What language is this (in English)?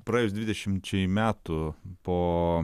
Lithuanian